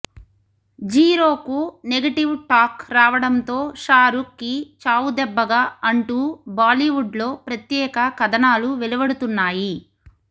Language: Telugu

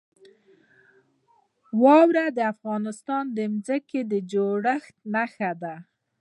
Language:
Pashto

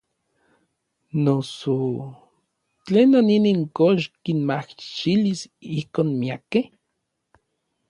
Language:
Orizaba Nahuatl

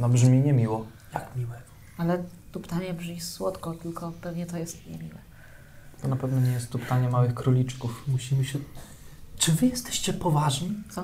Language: Polish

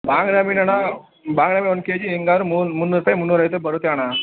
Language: Kannada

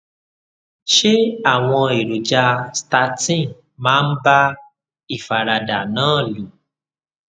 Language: Yoruba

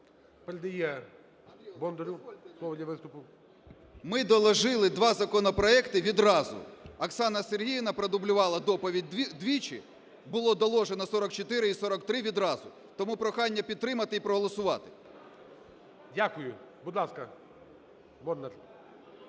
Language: Ukrainian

